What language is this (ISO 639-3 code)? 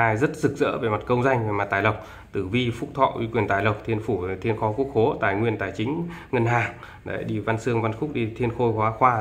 vie